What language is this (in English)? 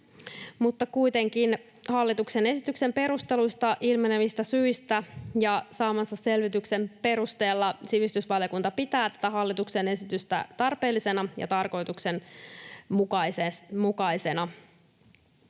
Finnish